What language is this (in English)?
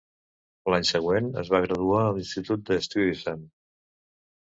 Catalan